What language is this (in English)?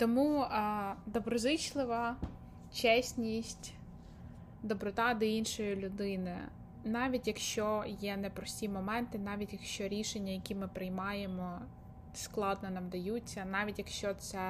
Ukrainian